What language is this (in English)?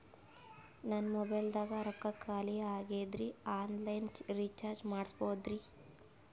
Kannada